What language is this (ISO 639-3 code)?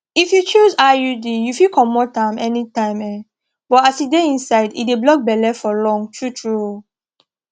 pcm